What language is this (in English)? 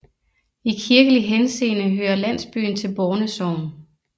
Danish